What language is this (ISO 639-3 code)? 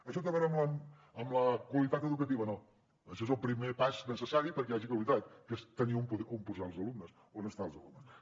cat